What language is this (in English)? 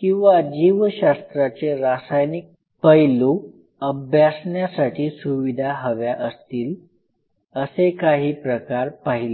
Marathi